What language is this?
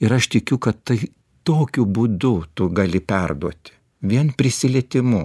Lithuanian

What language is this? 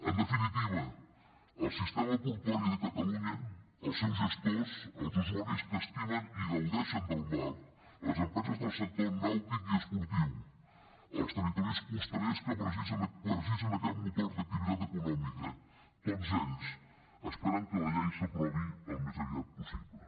Catalan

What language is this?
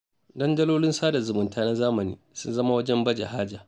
Hausa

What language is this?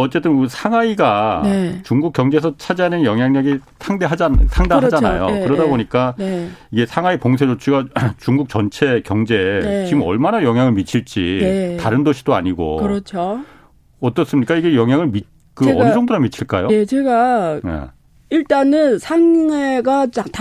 Korean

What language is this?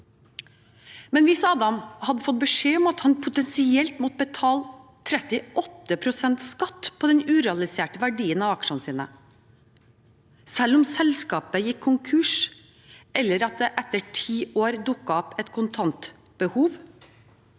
Norwegian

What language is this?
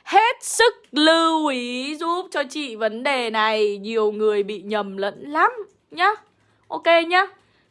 Vietnamese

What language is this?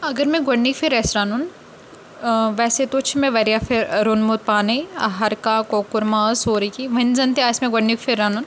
Kashmiri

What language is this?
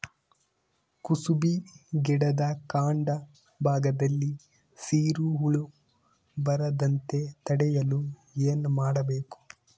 Kannada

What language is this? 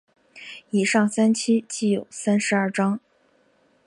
Chinese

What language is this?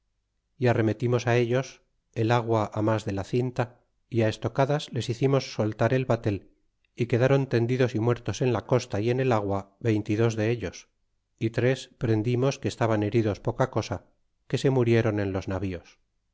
Spanish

